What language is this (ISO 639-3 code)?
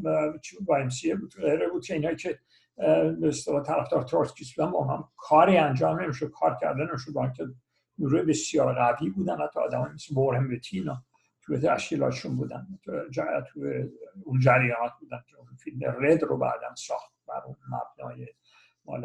fas